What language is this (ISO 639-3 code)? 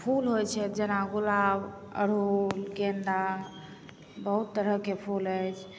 mai